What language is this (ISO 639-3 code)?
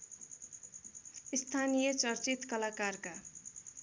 nep